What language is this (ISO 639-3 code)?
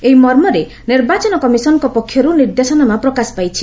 ori